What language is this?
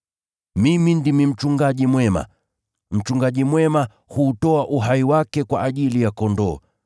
Swahili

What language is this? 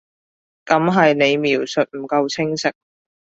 Cantonese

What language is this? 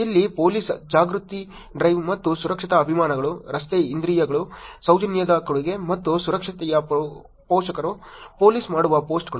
Kannada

